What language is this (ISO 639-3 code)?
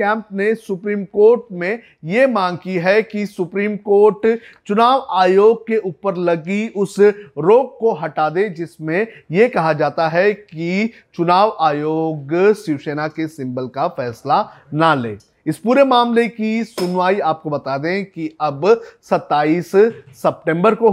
hin